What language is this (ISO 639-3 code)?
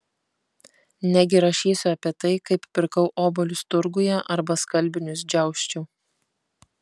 lit